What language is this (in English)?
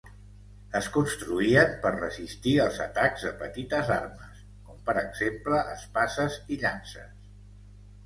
Catalan